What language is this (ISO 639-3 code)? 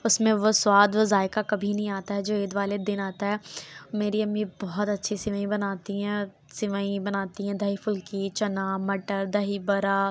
urd